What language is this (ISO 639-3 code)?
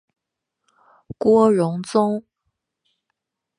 zho